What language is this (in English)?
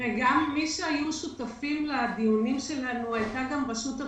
Hebrew